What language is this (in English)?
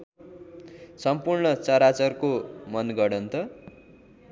Nepali